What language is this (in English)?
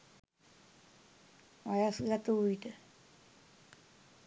Sinhala